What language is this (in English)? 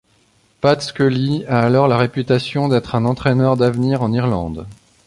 French